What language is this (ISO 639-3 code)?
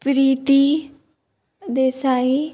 kok